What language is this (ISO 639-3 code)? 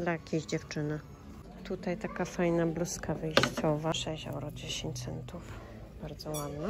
pol